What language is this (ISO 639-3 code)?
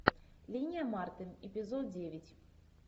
rus